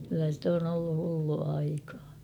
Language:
Finnish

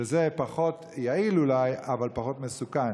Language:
Hebrew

